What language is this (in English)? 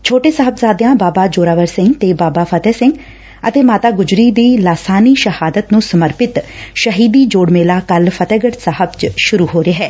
Punjabi